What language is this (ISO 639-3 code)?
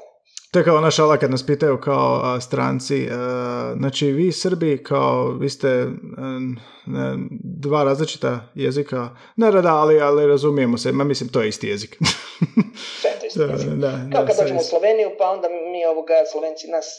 hrv